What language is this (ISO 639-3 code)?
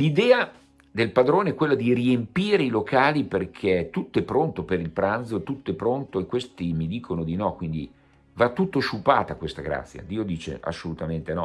ita